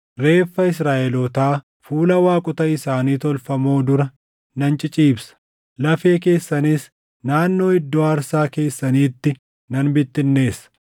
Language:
Oromo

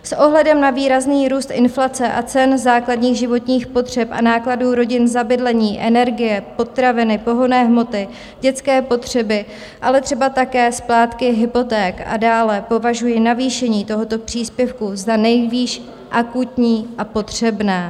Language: Czech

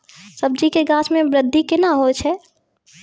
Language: Maithili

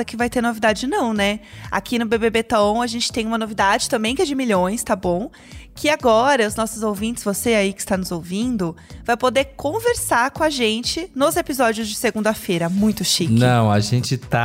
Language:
Portuguese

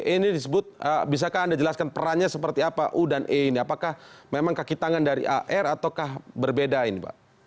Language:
Indonesian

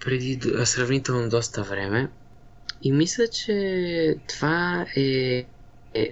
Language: Bulgarian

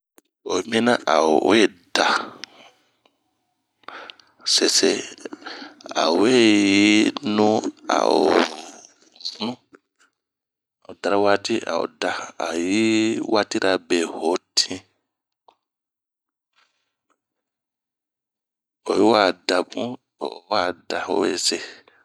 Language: Bomu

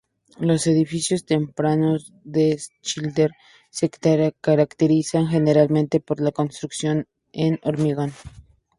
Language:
Spanish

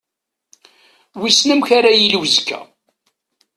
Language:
Kabyle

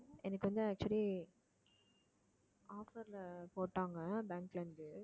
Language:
Tamil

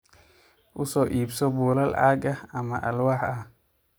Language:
Somali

